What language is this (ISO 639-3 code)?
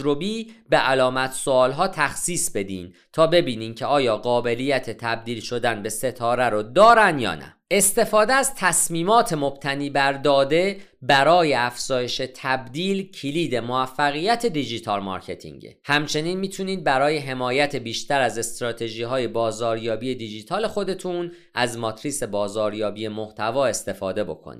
fas